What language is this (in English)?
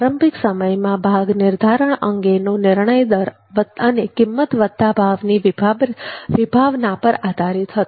Gujarati